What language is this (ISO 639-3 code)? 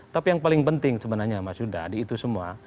ind